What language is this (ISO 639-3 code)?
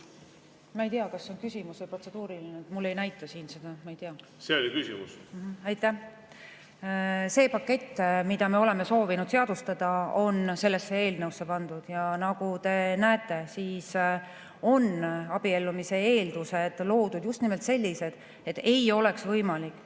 est